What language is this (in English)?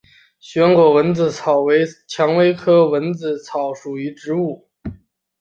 Chinese